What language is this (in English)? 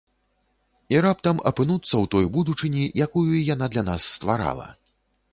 Belarusian